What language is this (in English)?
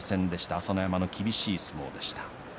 Japanese